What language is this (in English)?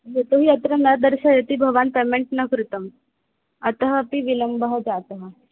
Sanskrit